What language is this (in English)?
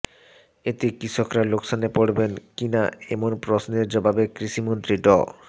Bangla